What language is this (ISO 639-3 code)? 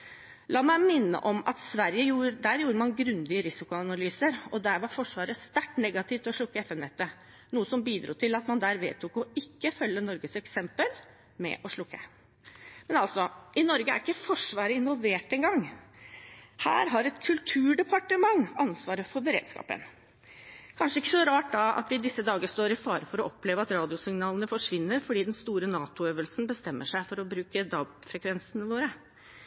nob